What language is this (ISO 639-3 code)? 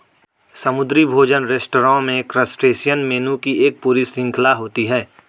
hin